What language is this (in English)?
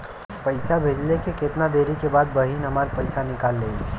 Bhojpuri